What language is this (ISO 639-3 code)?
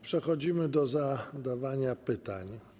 pol